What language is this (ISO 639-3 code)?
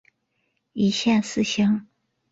zho